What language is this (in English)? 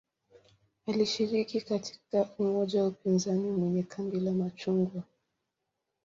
Swahili